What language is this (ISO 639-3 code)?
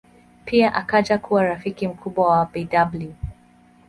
swa